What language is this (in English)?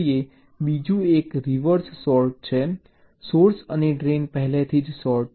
Gujarati